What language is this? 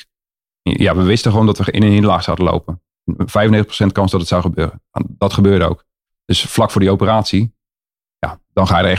Dutch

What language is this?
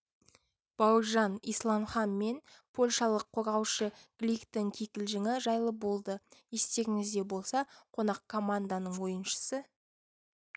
Kazakh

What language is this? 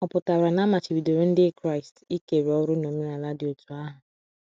Igbo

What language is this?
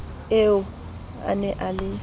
Southern Sotho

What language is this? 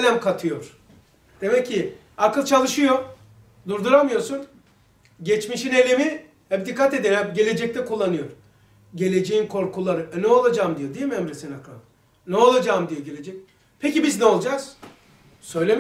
Turkish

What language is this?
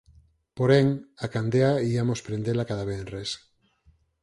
Galician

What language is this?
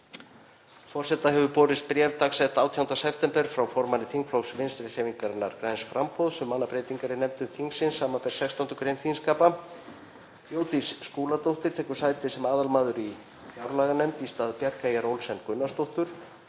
Icelandic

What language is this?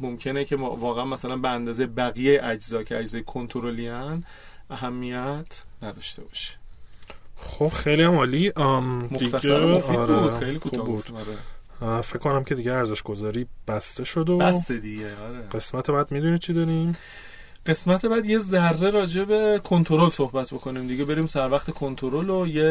Persian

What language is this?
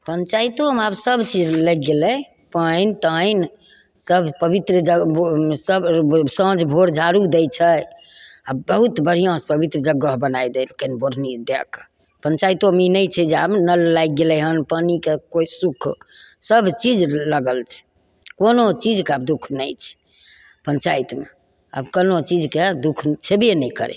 Maithili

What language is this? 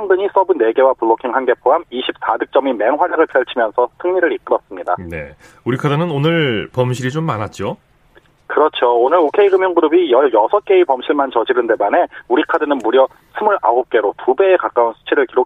Korean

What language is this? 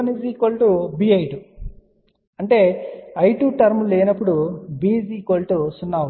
Telugu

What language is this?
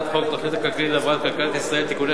Hebrew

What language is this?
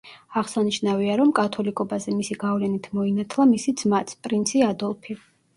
Georgian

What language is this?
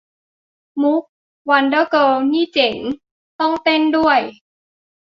Thai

